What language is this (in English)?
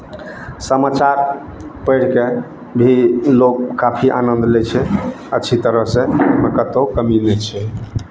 Maithili